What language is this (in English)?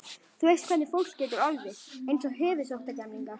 Icelandic